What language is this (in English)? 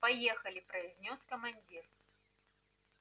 Russian